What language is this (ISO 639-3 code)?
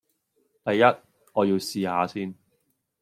yue